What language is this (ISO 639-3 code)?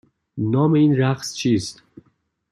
fas